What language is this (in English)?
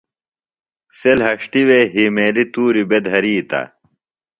Phalura